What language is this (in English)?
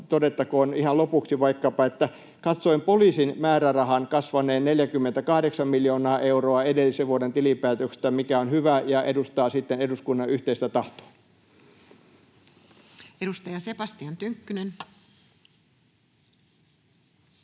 Finnish